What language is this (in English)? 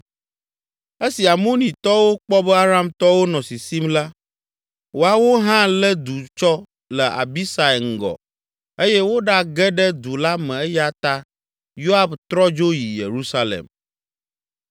Ewe